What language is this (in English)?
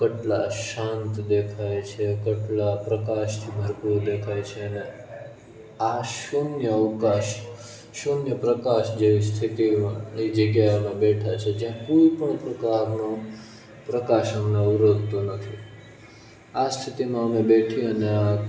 Gujarati